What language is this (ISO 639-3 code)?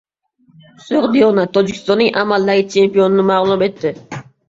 uzb